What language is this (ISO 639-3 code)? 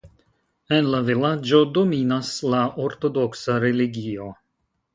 epo